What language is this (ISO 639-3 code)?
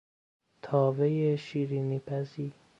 fas